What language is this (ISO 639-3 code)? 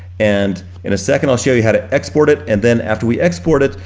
eng